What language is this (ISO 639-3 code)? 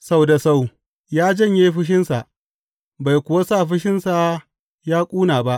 hau